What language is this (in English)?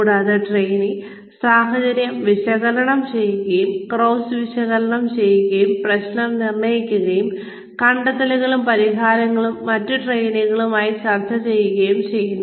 Malayalam